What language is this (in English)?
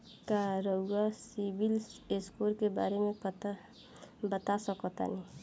Bhojpuri